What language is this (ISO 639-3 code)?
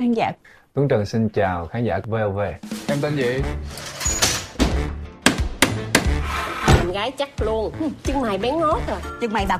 vie